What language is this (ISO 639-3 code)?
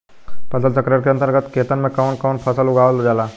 bho